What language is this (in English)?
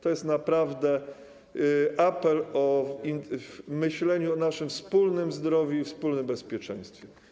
Polish